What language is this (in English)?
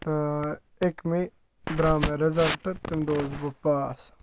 Kashmiri